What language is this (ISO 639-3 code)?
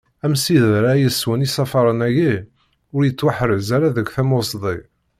kab